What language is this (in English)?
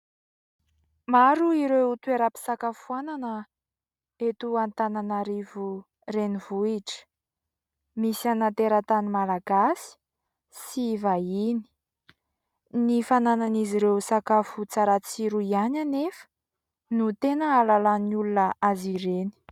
Malagasy